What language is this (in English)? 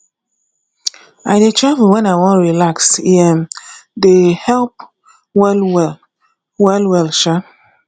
Nigerian Pidgin